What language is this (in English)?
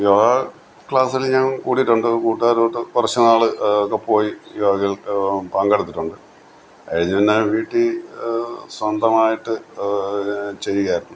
Malayalam